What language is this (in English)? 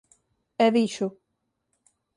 Galician